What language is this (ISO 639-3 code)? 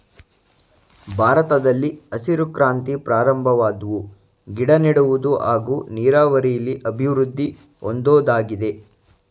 kan